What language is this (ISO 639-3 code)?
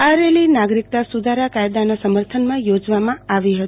guj